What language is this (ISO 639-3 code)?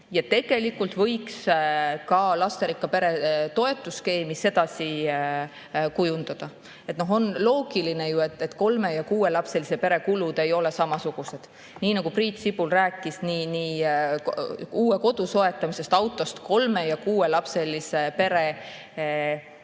est